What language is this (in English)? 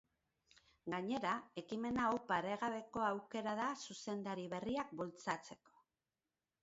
Basque